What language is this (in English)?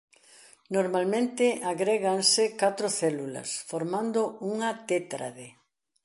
Galician